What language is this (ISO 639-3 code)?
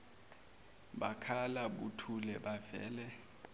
zul